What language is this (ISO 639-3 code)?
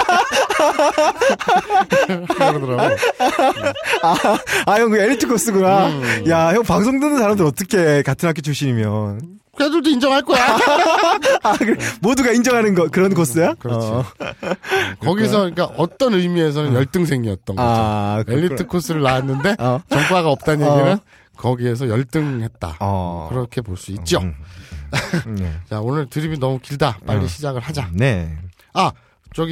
kor